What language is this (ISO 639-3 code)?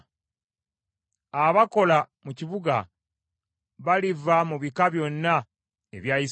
lug